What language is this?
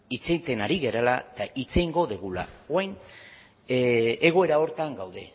Basque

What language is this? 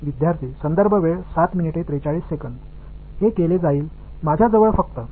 Tamil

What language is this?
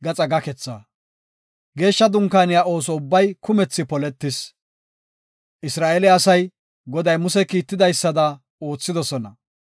Gofa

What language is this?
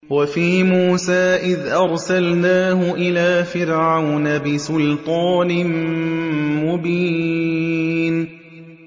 Arabic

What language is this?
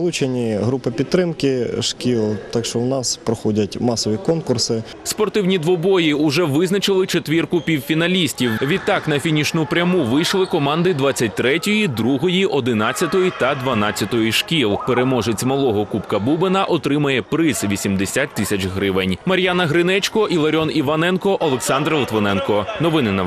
Russian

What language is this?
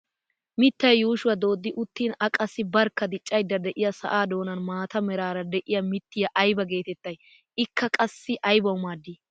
Wolaytta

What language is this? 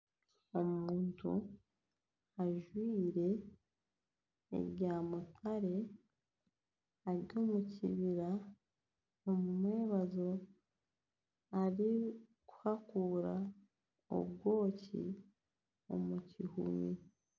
Nyankole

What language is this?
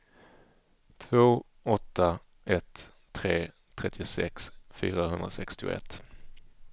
Swedish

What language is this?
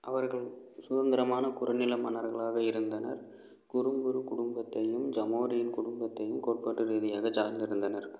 Tamil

